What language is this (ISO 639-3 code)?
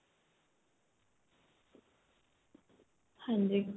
pan